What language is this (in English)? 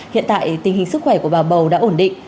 Vietnamese